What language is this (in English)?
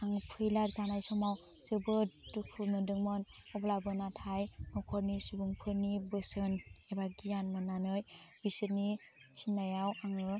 Bodo